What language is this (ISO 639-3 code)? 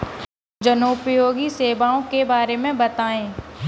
hin